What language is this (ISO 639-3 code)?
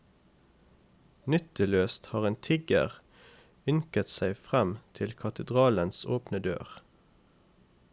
nor